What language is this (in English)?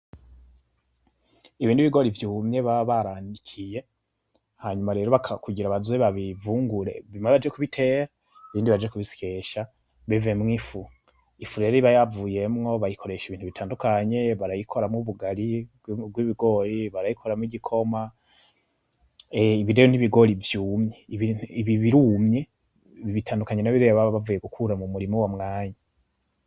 Rundi